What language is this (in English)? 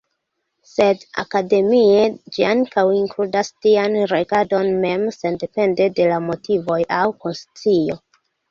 Esperanto